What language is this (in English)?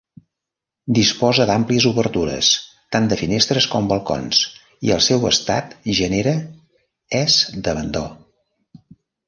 Catalan